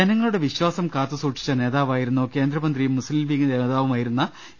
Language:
Malayalam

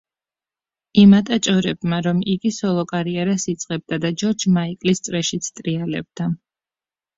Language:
Georgian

